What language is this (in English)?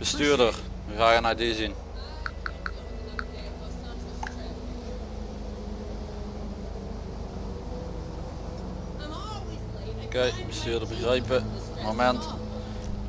Dutch